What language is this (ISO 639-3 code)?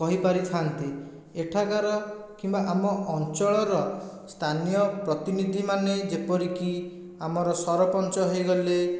ori